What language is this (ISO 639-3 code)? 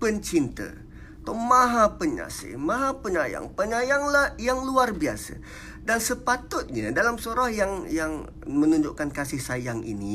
msa